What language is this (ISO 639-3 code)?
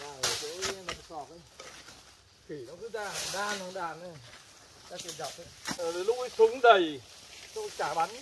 vie